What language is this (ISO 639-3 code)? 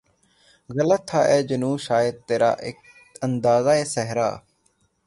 urd